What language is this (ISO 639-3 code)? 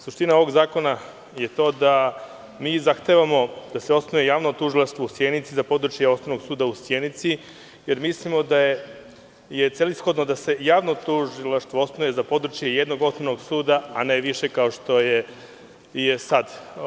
srp